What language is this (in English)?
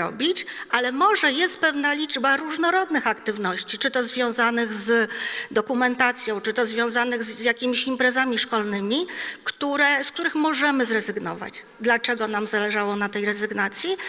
Polish